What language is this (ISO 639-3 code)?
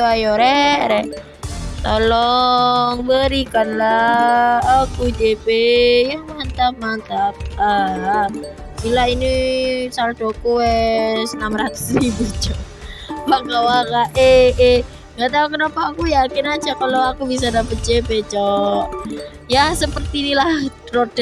ind